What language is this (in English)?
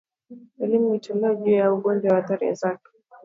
Swahili